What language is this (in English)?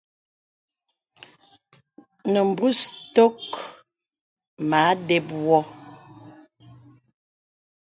Bebele